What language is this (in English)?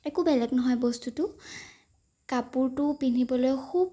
Assamese